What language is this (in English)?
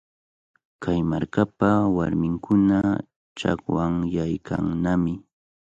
Cajatambo North Lima Quechua